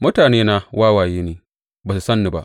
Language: Hausa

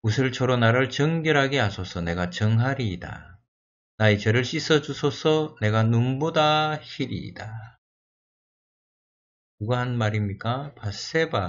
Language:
Korean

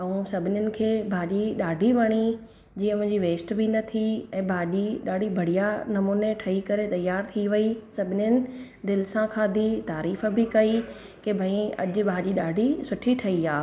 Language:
Sindhi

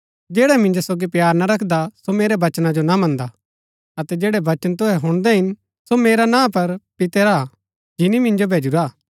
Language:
Gaddi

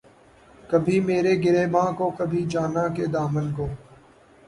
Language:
Urdu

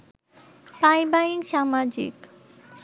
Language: Bangla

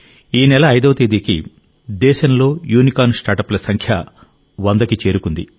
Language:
Telugu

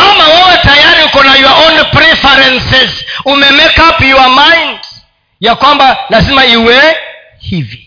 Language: Swahili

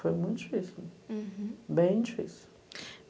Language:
Portuguese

